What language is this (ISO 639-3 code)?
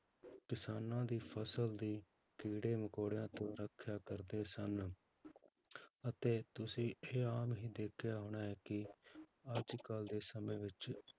pan